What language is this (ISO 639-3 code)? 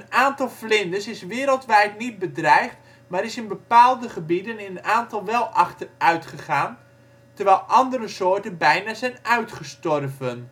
nld